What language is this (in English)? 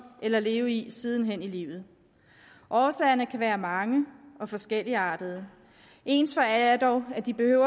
Danish